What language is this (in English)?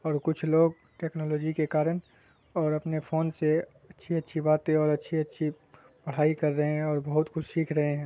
Urdu